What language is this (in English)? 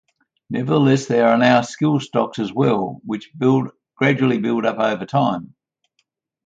English